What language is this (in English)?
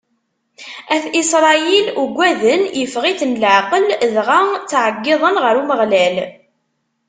Kabyle